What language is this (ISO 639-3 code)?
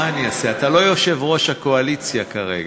heb